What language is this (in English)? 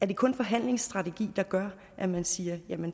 Danish